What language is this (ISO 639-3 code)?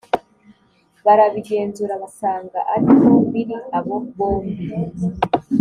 kin